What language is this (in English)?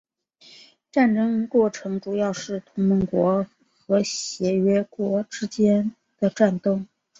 Chinese